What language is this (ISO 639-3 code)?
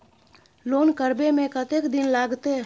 mai